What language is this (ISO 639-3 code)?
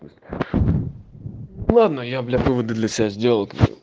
rus